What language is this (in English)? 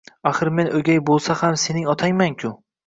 Uzbek